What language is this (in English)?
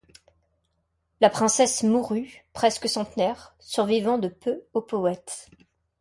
French